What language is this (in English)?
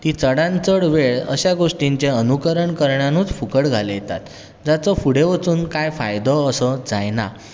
Konkani